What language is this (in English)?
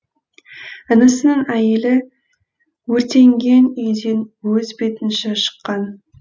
Kazakh